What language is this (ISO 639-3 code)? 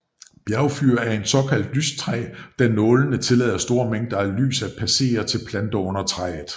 dan